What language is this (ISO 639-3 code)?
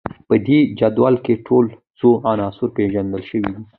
pus